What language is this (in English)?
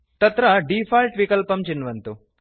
Sanskrit